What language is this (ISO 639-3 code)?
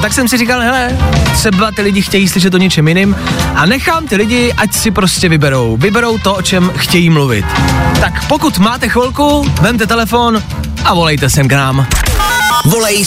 ces